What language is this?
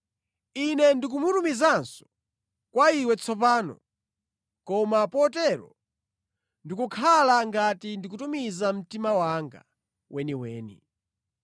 Nyanja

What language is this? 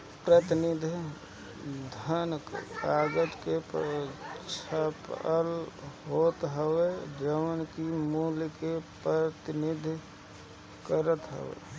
Bhojpuri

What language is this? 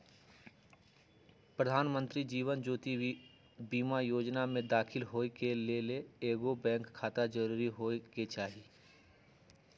Magahi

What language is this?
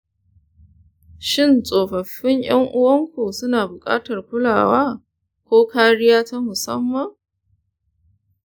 Hausa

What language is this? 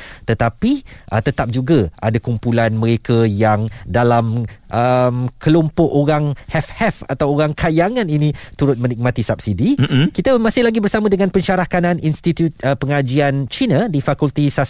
Malay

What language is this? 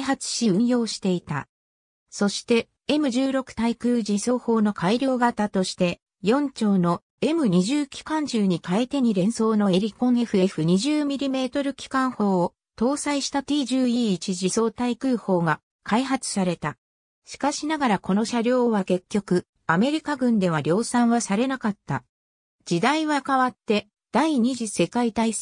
Japanese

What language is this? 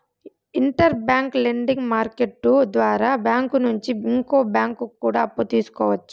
Telugu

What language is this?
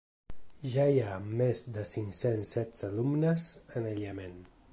Catalan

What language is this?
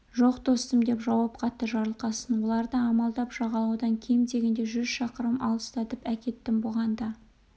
Kazakh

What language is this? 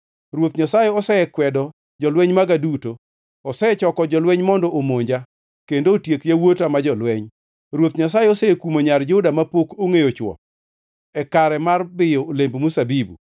Luo (Kenya and Tanzania)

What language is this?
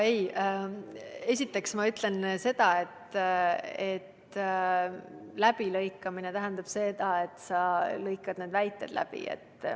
Estonian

